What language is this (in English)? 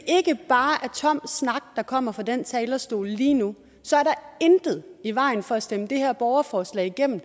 Danish